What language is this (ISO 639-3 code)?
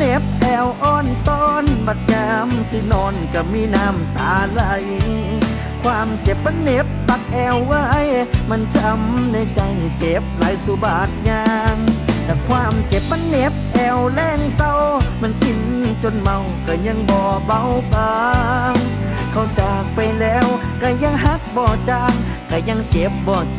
tha